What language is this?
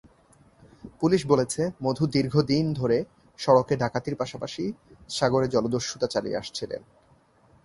Bangla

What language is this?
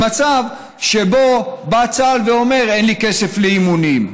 Hebrew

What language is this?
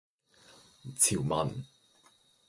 Cantonese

